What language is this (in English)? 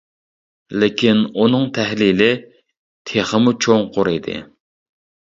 Uyghur